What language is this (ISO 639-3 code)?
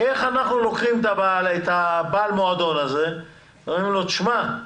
heb